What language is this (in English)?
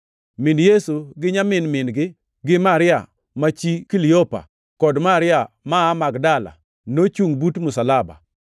Luo (Kenya and Tanzania)